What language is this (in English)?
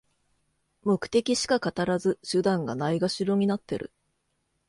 Japanese